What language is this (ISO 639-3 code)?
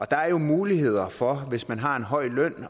dan